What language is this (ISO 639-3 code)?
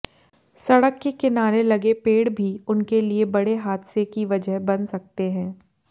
hin